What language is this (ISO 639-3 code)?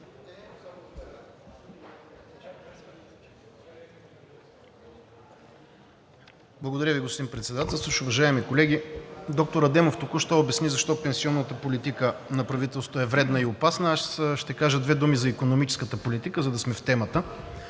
bul